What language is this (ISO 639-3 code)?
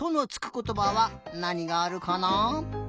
jpn